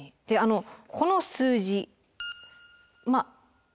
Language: Japanese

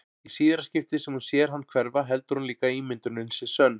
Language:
Icelandic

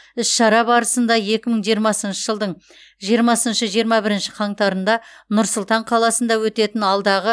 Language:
Kazakh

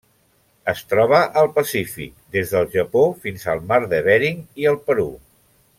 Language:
Catalan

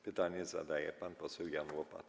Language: Polish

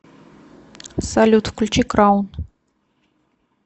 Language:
Russian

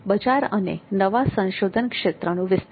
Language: Gujarati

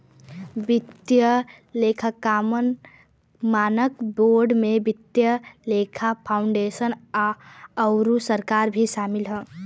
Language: Bhojpuri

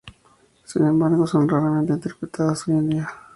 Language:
Spanish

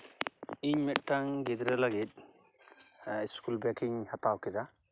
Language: Santali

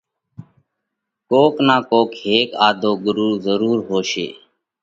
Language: Parkari Koli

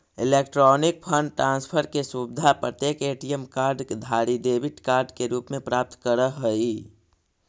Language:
Magahi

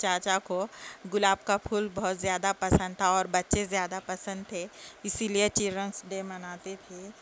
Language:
Urdu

